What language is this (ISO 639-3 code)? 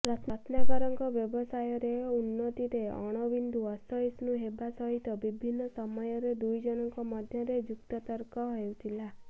ori